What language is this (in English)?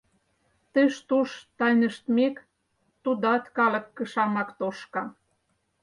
Mari